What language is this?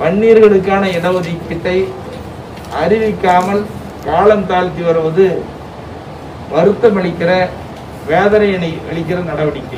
Hindi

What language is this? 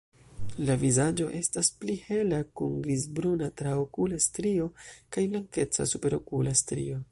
Esperanto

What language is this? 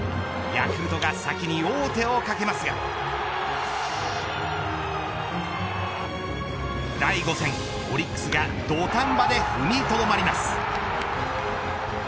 Japanese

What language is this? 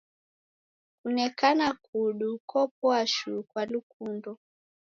Taita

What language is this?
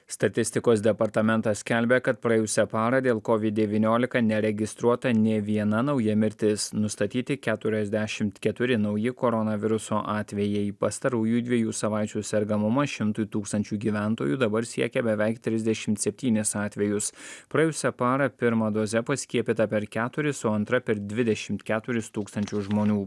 Lithuanian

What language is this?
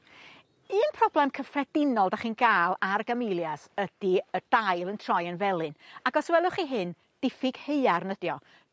Welsh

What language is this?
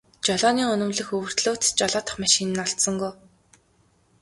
Mongolian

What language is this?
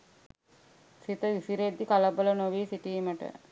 Sinhala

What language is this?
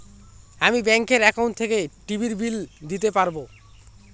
Bangla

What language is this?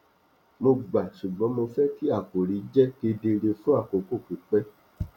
Yoruba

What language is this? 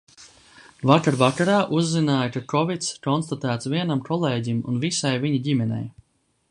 Latvian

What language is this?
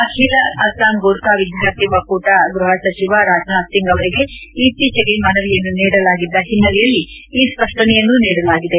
Kannada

